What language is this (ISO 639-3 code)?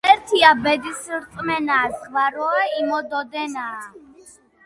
kat